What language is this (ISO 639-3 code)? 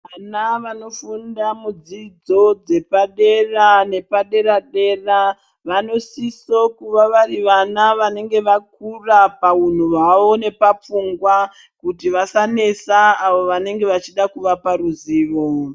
ndc